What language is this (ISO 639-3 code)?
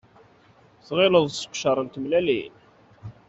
kab